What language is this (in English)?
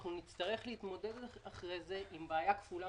Hebrew